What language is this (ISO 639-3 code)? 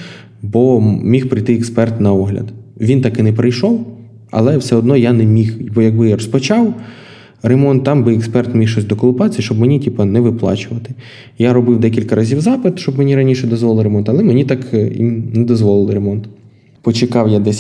ukr